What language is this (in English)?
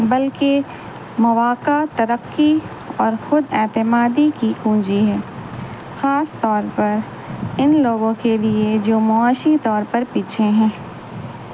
Urdu